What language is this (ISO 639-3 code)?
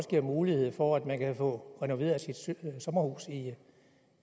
dan